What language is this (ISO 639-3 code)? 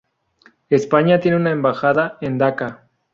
spa